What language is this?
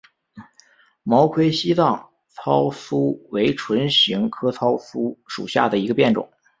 Chinese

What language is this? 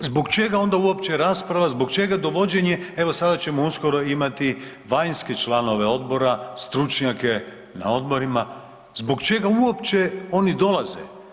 Croatian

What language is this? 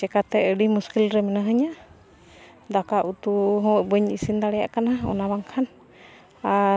Santali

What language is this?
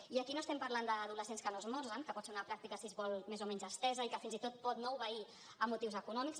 Catalan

